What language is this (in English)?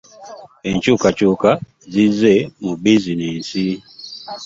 Ganda